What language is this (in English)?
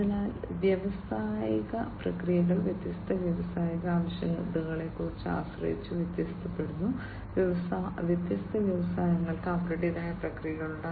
Malayalam